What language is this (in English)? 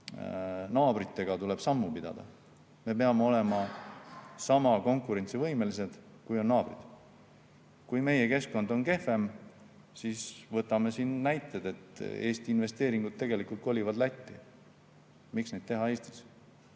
Estonian